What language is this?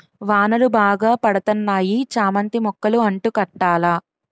Telugu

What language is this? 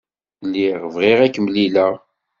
Kabyle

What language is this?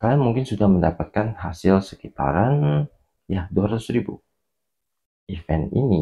Indonesian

